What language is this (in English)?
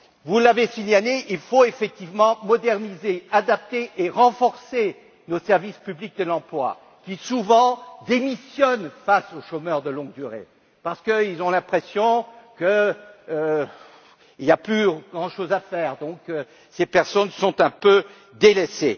French